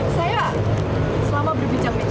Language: Indonesian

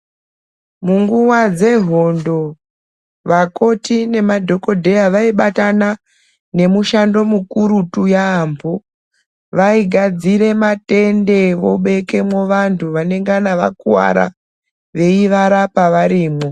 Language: Ndau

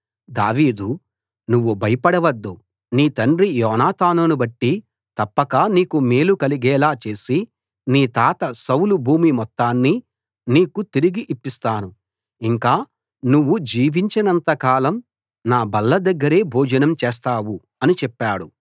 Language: Telugu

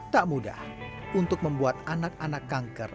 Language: Indonesian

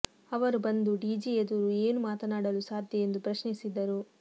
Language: Kannada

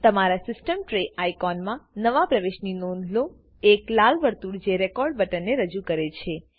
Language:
Gujarati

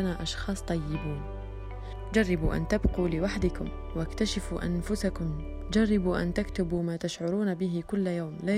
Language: Arabic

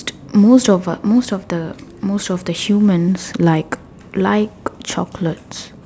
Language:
English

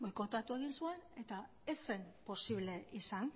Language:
Basque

